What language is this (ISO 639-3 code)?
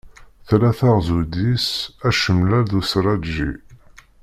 kab